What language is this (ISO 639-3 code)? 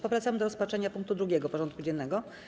pol